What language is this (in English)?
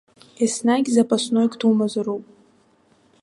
Abkhazian